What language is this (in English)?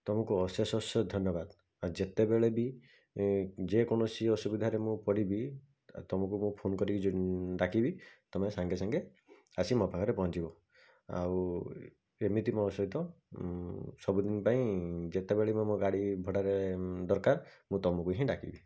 Odia